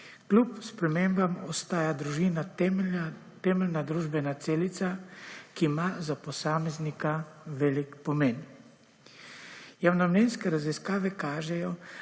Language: Slovenian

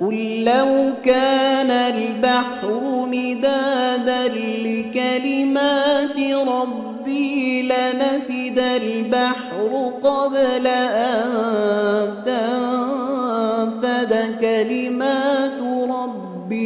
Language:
Arabic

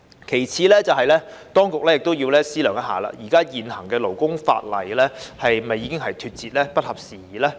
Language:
Cantonese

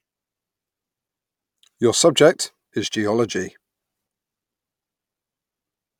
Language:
English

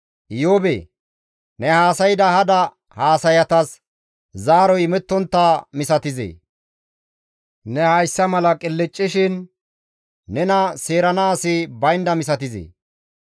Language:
Gamo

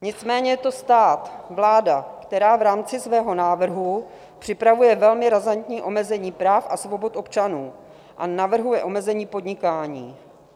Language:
Czech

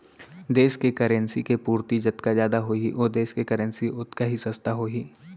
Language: Chhattisgarhi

